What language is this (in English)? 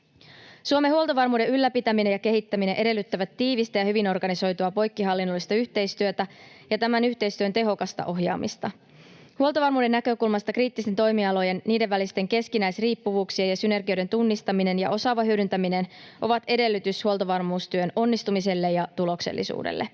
Finnish